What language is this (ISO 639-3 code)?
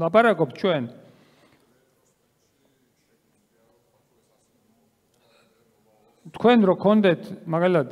ron